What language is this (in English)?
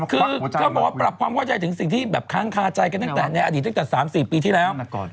Thai